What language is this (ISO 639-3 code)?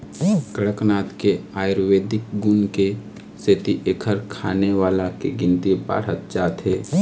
hne